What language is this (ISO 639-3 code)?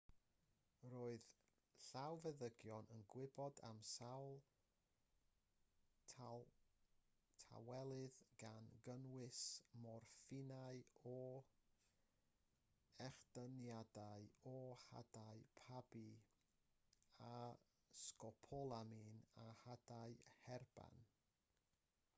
cym